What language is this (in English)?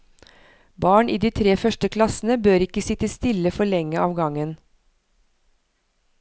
Norwegian